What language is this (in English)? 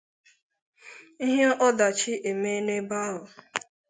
Igbo